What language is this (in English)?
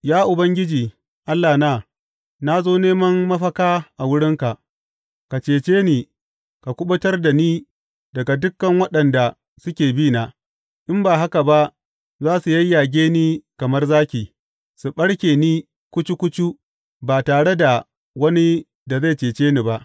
Hausa